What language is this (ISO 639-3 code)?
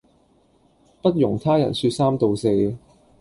yue